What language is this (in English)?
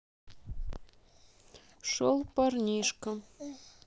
Russian